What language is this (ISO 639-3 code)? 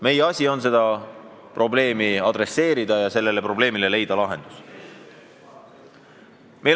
est